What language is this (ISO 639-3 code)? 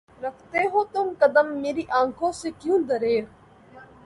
urd